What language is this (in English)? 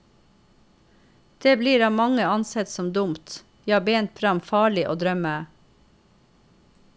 Norwegian